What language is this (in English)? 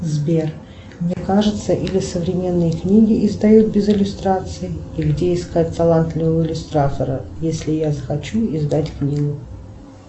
Russian